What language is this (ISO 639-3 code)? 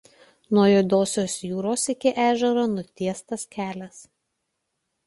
lit